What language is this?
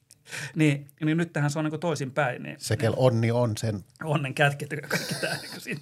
Finnish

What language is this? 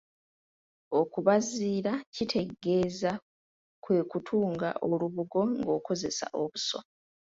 Ganda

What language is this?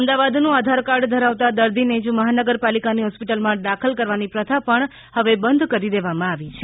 Gujarati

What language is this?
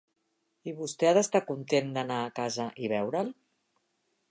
Catalan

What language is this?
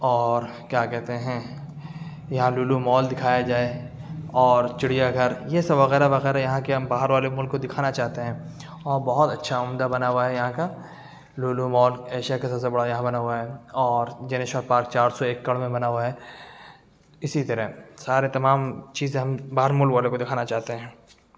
Urdu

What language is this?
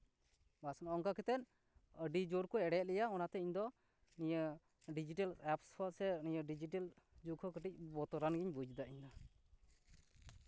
Santali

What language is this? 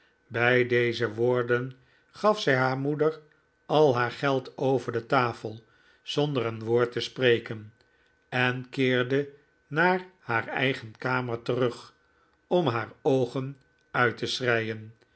Dutch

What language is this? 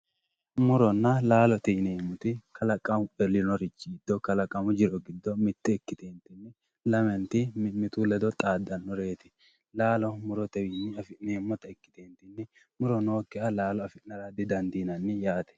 Sidamo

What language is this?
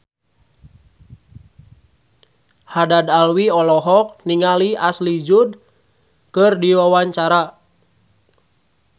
Sundanese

